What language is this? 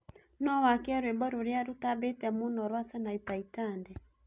Kikuyu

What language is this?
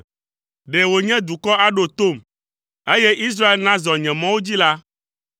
Ewe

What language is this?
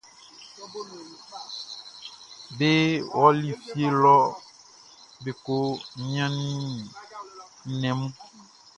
Baoulé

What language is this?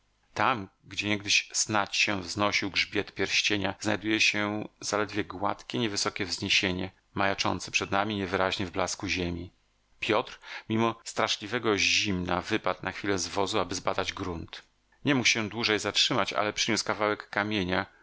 Polish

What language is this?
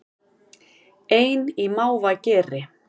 Icelandic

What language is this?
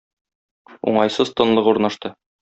Tatar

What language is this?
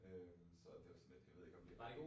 Danish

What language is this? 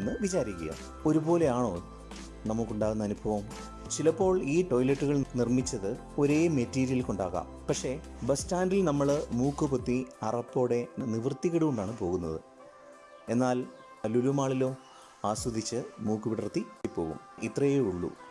Malayalam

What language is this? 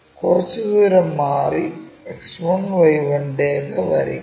Malayalam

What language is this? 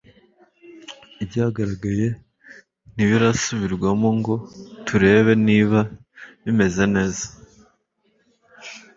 Kinyarwanda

